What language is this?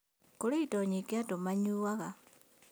Kikuyu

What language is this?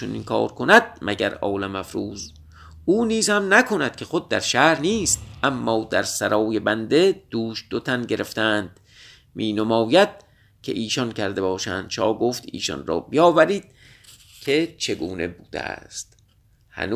Persian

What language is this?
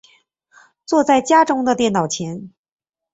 Chinese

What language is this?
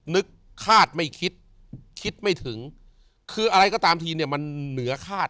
Thai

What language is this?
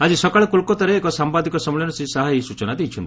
Odia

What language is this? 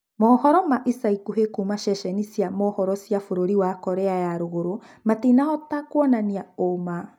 Kikuyu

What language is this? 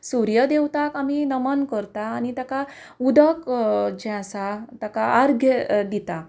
Konkani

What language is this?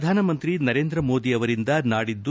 Kannada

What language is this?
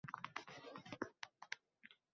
Uzbek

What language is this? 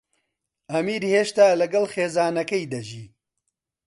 Central Kurdish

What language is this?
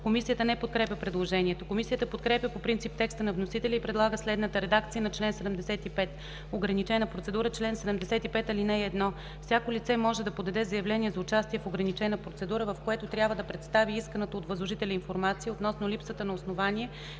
Bulgarian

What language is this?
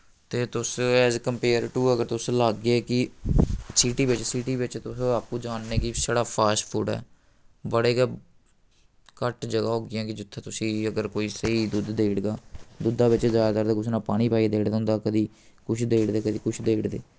Dogri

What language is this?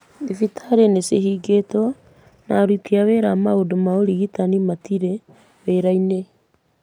Kikuyu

